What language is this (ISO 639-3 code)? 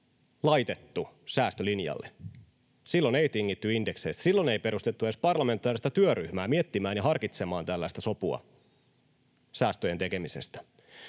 fin